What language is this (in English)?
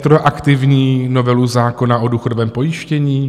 Czech